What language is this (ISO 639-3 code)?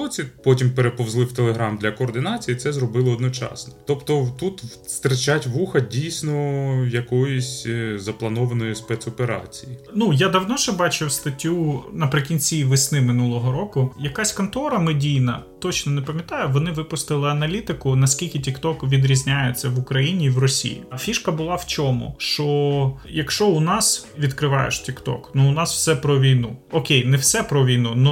ukr